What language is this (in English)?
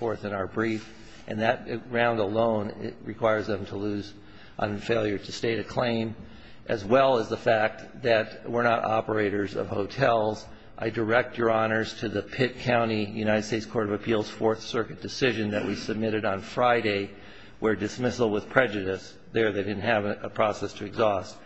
English